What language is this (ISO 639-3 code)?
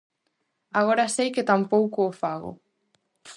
glg